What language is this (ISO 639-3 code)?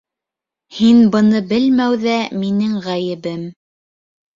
bak